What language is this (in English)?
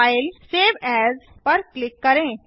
Hindi